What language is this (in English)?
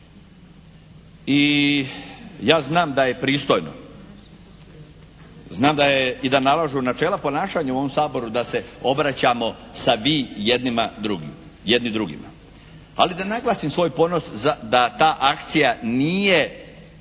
Croatian